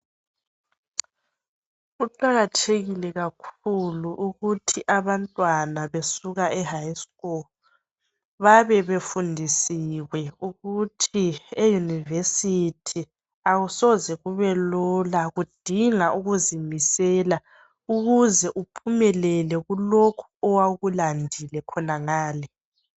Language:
North Ndebele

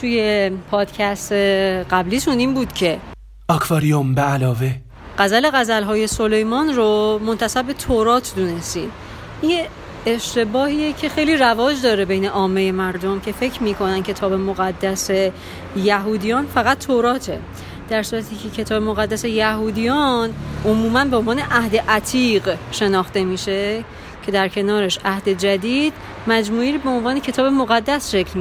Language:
Persian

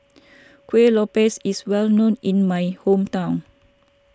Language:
English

